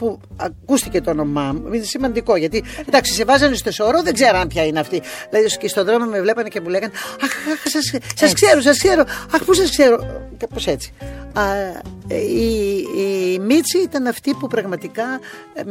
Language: Greek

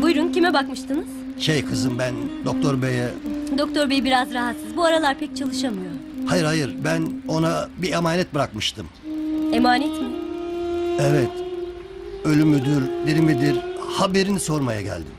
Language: Turkish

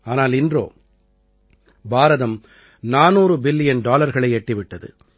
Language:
Tamil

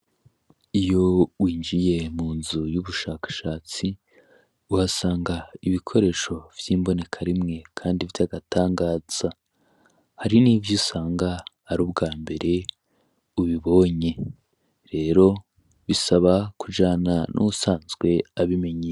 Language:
Rundi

